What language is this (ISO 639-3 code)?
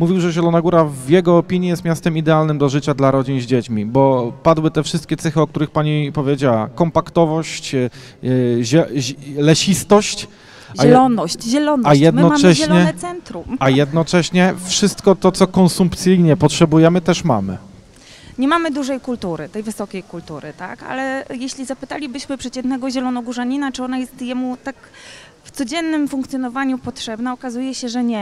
pol